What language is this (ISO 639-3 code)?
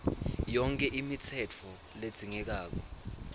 ssw